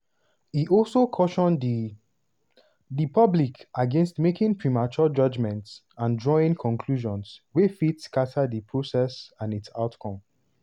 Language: Nigerian Pidgin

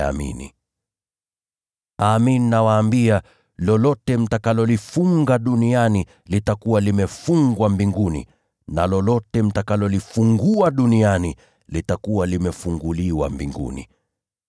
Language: Swahili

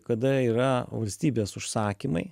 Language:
Lithuanian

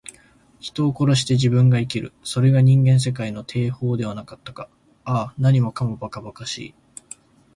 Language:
Japanese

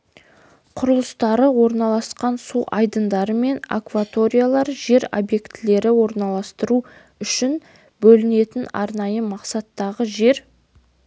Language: Kazakh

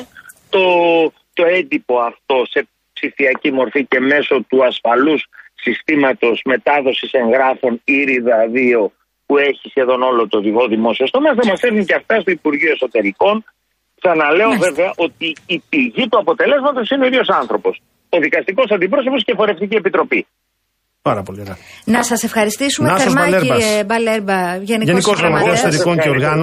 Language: Greek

